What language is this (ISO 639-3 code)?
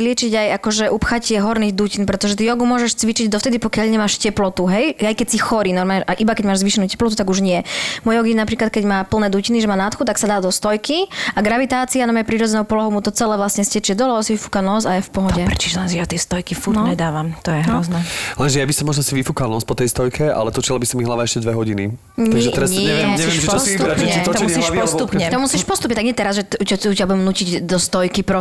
slk